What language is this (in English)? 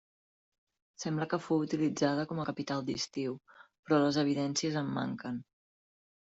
Catalan